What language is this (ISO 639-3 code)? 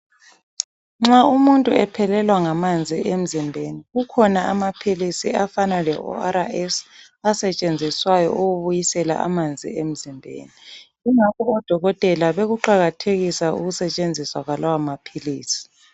nde